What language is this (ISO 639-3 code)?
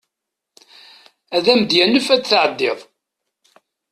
kab